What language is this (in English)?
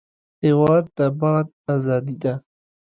Pashto